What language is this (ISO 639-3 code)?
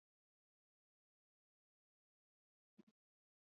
eus